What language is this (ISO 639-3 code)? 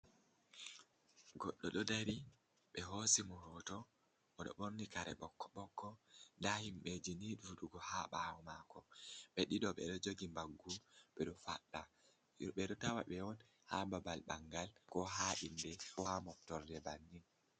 ful